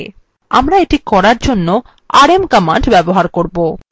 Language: Bangla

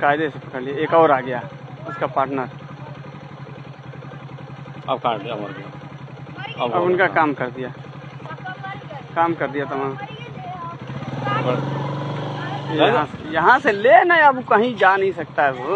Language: Hindi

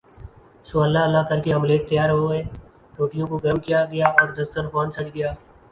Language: Urdu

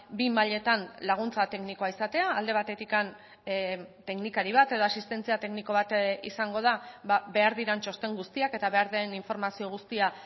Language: Basque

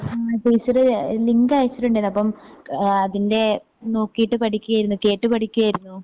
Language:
Malayalam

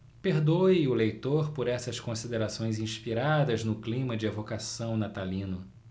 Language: Portuguese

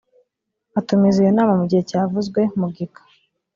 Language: Kinyarwanda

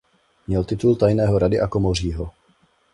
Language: Czech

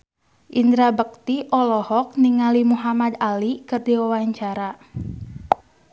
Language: Sundanese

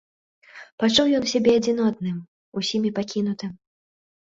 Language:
Belarusian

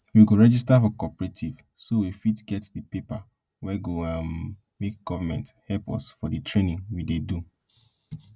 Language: Nigerian Pidgin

